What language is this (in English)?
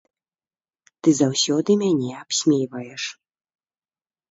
Belarusian